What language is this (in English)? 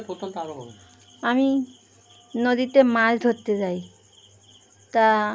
Bangla